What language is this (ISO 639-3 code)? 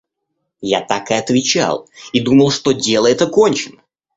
rus